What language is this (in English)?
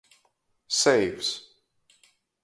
Latgalian